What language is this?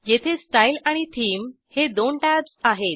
Marathi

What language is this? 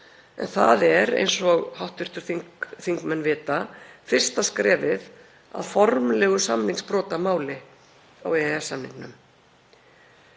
Icelandic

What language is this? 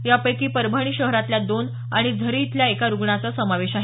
Marathi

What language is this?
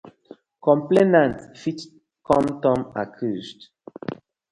Nigerian Pidgin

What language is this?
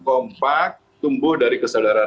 Indonesian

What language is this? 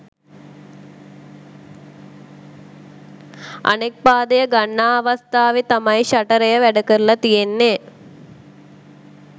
Sinhala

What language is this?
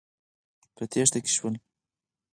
Pashto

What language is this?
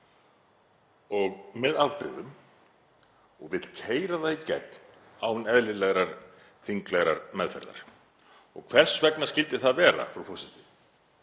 Icelandic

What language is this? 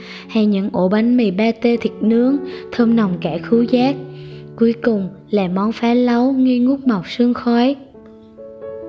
Vietnamese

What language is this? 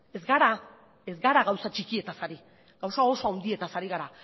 Basque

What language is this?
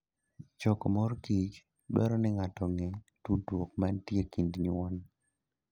Luo (Kenya and Tanzania)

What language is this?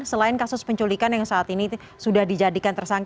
Indonesian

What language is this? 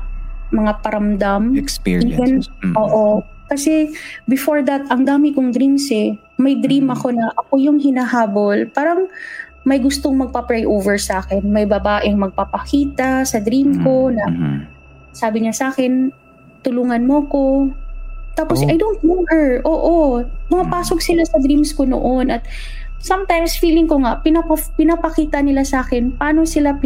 Filipino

